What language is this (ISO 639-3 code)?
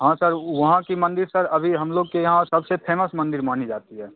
hin